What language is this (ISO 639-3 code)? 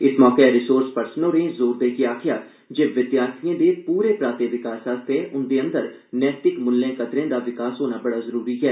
doi